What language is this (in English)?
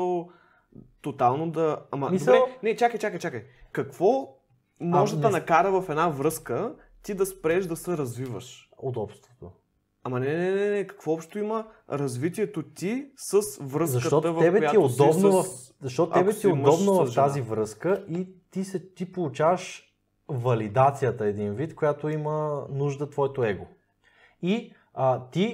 Bulgarian